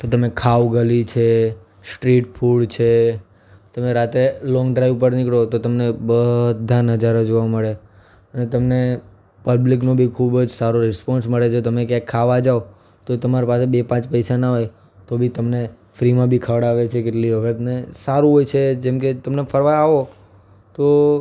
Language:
Gujarati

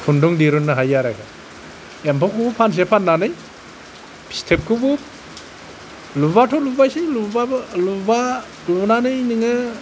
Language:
Bodo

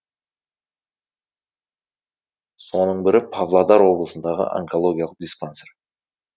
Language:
Kazakh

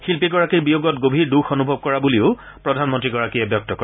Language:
Assamese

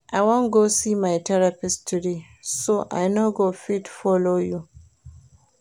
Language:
Nigerian Pidgin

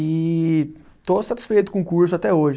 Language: Portuguese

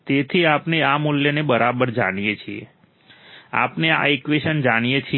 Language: Gujarati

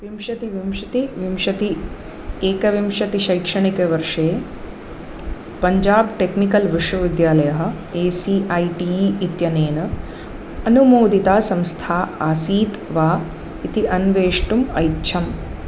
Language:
Sanskrit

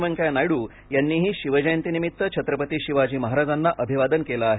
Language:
Marathi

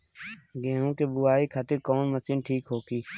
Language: Bhojpuri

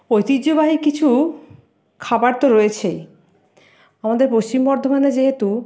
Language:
Bangla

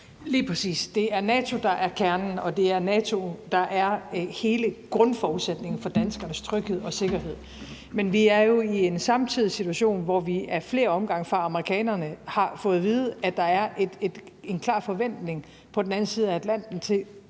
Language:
Danish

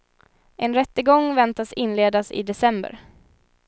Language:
Swedish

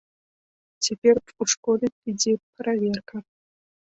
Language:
Belarusian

